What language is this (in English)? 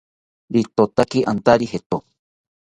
South Ucayali Ashéninka